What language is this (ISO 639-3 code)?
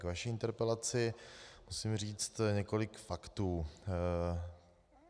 ces